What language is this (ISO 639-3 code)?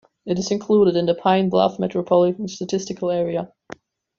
eng